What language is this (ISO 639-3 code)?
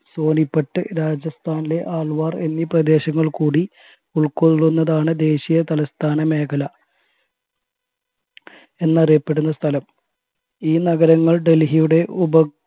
mal